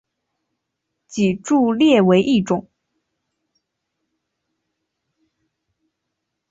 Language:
Chinese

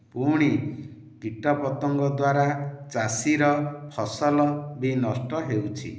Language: Odia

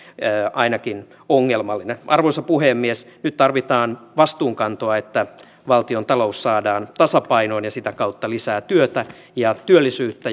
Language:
Finnish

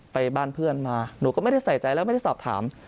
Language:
Thai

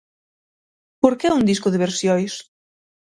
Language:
Galician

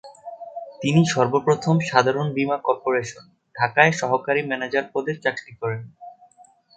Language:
Bangla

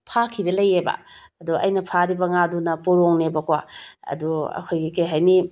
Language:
Manipuri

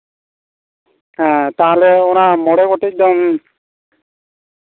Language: Santali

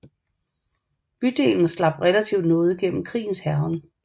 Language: Danish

